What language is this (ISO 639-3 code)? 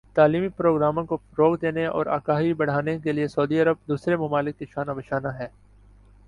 urd